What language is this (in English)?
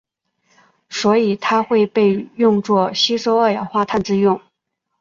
Chinese